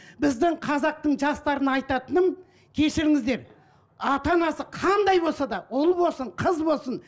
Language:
Kazakh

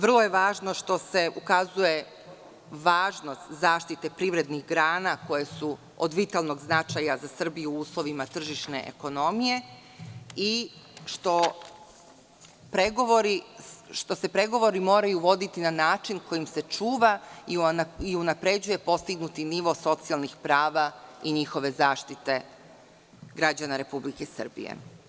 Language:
Serbian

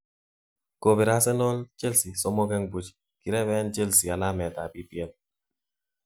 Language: Kalenjin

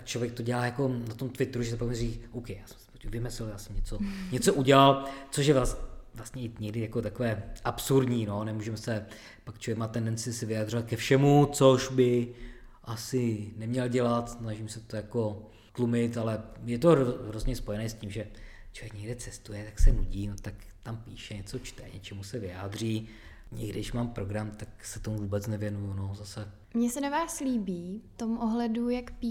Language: Czech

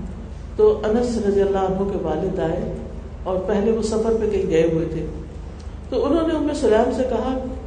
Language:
Urdu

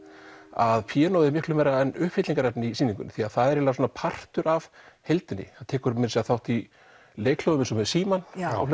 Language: Icelandic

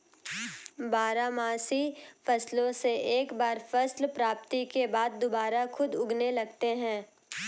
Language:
Hindi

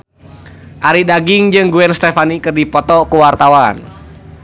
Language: Sundanese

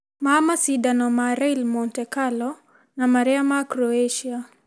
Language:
Kikuyu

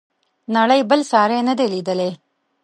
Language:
Pashto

